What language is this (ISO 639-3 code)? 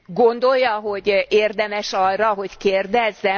hun